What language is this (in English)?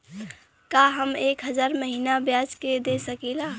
Bhojpuri